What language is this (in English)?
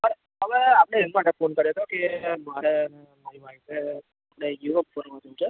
Gujarati